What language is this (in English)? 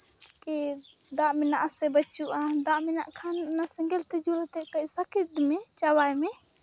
Santali